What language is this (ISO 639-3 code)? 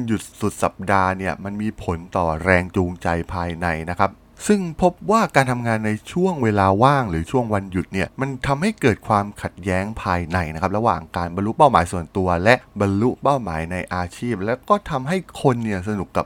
tha